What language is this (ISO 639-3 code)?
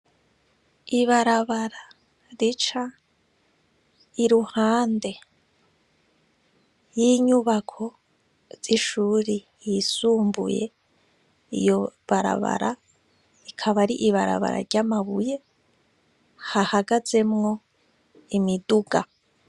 run